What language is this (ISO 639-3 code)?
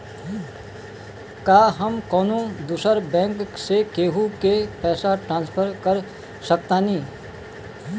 bho